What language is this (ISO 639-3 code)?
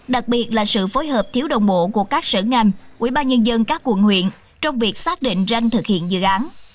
vie